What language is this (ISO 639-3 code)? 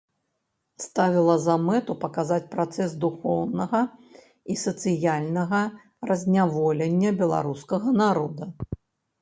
bel